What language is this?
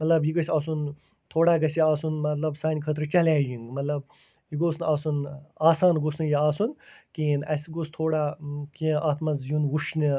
Kashmiri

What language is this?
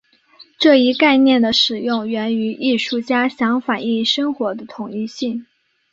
Chinese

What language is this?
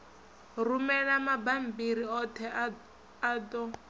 Venda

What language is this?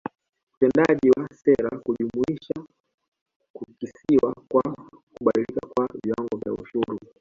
Swahili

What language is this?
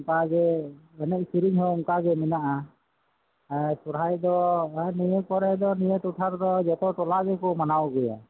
Santali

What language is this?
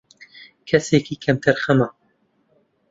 Central Kurdish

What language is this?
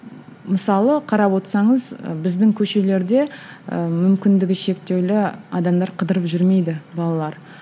Kazakh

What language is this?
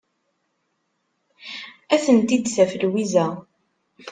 Kabyle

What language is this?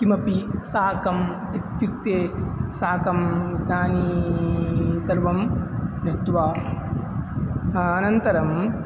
Sanskrit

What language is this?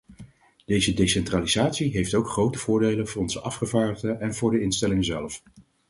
Dutch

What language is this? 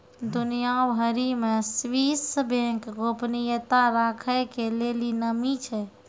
Maithili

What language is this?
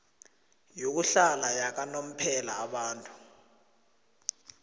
South Ndebele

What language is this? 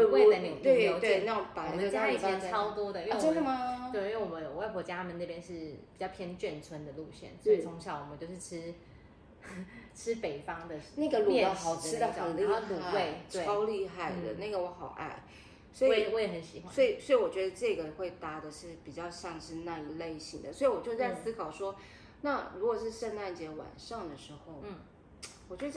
Chinese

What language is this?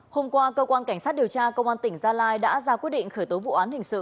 Vietnamese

